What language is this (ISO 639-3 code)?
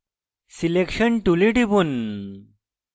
ben